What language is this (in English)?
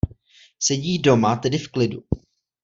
Czech